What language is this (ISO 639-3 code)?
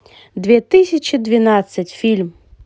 rus